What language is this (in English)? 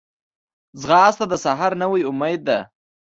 Pashto